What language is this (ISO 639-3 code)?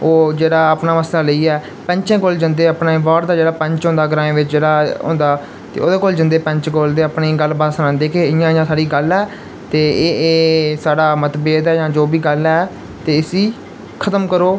doi